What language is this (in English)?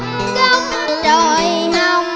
Vietnamese